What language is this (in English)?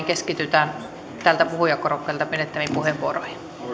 Finnish